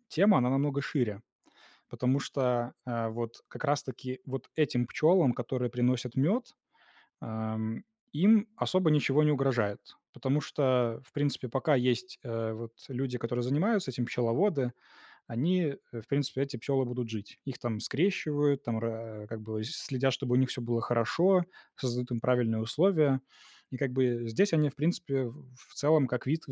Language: Russian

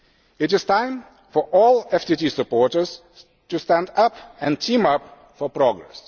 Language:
English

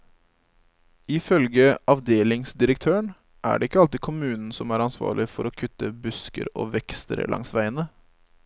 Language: Norwegian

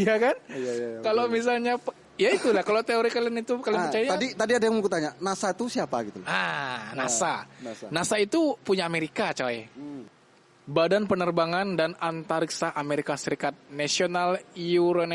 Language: Indonesian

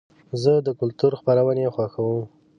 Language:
Pashto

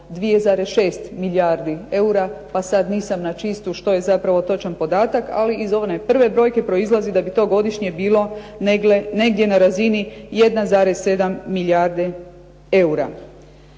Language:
Croatian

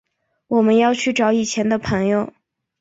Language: Chinese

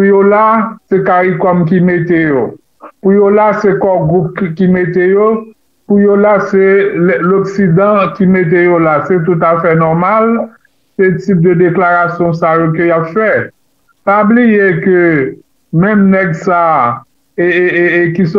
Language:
French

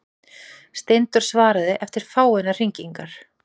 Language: Icelandic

